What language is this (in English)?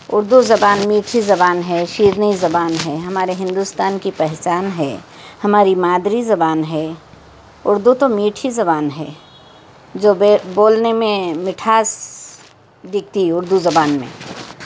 Urdu